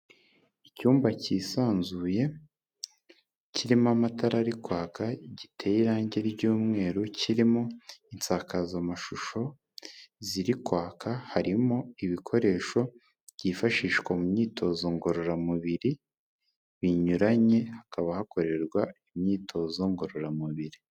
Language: Kinyarwanda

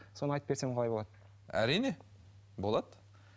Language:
Kazakh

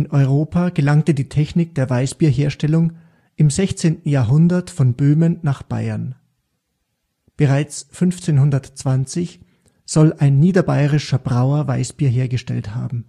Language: German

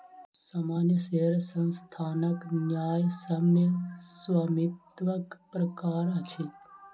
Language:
Maithili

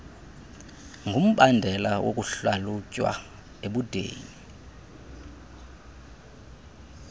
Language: Xhosa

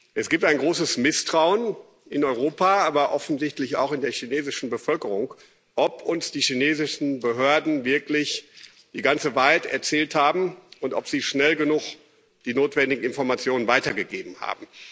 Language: German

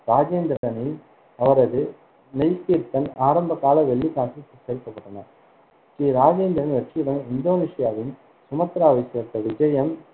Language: Tamil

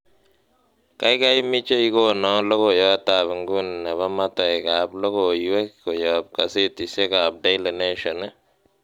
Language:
Kalenjin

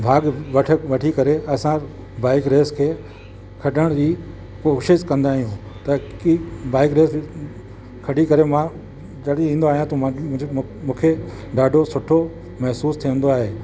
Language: Sindhi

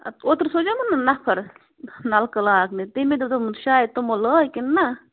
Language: Kashmiri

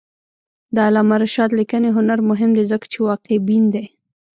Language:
Pashto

